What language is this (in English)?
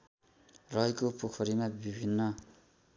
Nepali